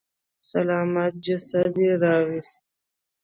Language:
Pashto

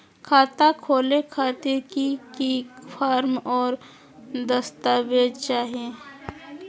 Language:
Magahi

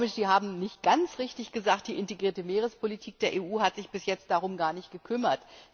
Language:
German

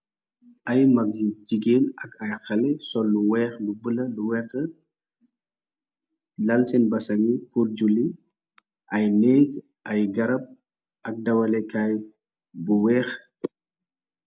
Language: Wolof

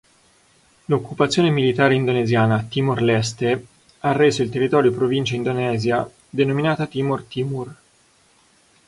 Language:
Italian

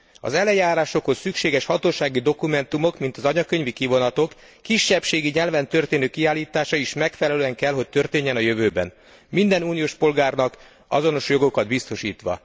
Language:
Hungarian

